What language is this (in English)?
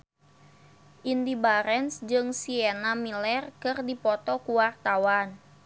Sundanese